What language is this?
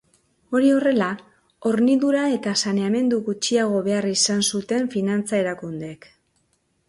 Basque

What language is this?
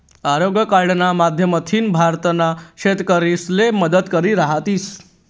Marathi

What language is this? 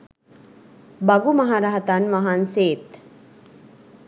Sinhala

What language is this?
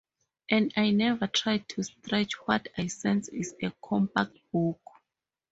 English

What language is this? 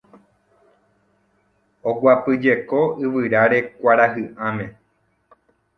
Guarani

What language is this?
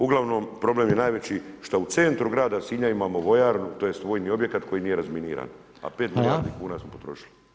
Croatian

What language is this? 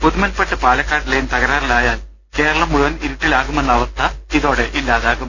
Malayalam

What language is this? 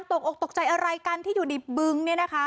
Thai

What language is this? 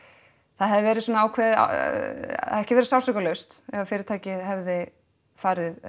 Icelandic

